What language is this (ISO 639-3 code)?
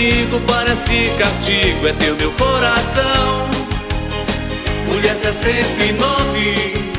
por